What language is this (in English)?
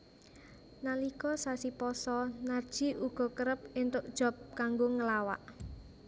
Javanese